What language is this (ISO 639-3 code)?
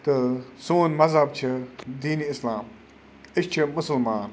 kas